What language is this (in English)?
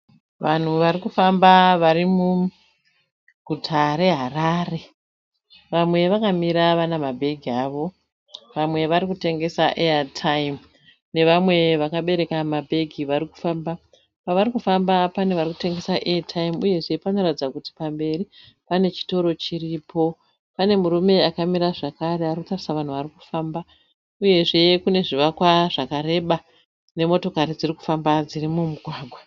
Shona